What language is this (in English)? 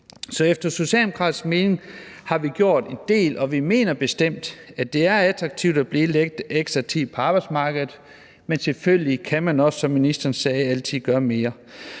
Danish